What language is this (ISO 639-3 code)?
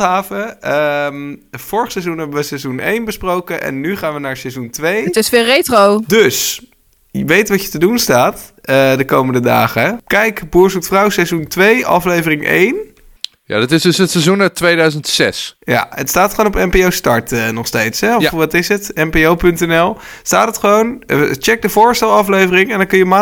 nld